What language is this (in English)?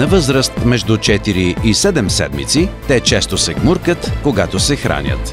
Bulgarian